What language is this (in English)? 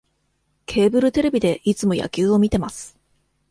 Japanese